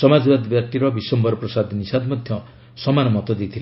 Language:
Odia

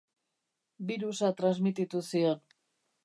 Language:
Basque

